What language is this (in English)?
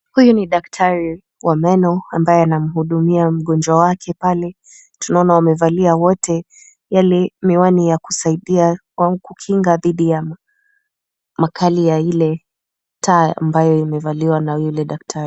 Swahili